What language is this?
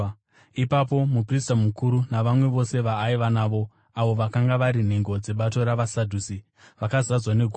Shona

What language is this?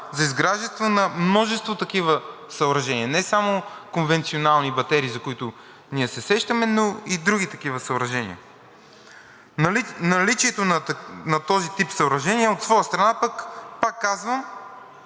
Bulgarian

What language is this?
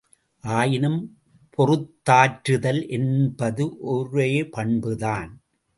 Tamil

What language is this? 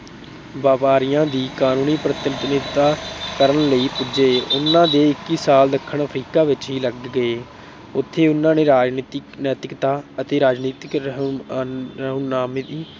Punjabi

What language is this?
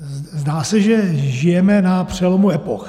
Czech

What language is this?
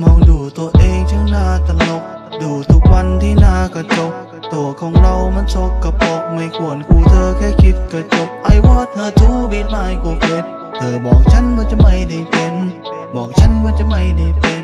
Thai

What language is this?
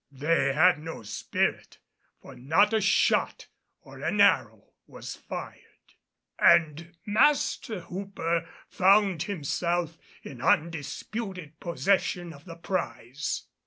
English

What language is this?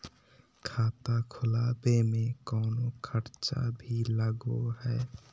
Magahi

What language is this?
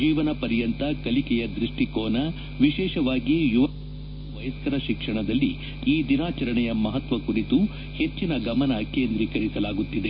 Kannada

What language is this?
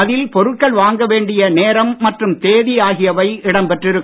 Tamil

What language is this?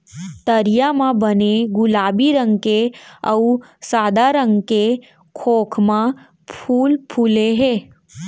Chhattisgarhi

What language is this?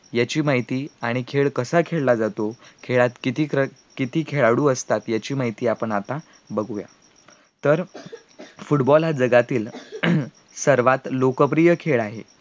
Marathi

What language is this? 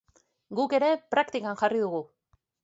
Basque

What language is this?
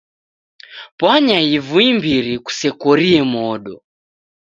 Taita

